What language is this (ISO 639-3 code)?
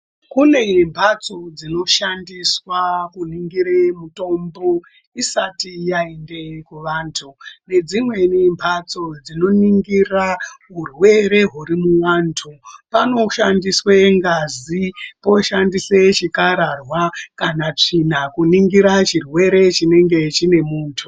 ndc